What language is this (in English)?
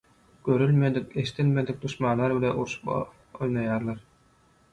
Turkmen